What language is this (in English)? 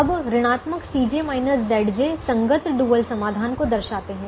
Hindi